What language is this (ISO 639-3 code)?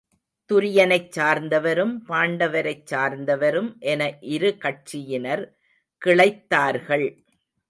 tam